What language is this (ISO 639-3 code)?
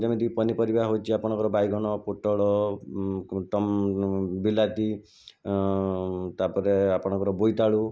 ori